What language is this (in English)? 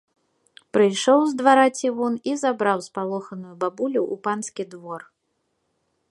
Belarusian